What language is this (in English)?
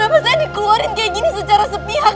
Indonesian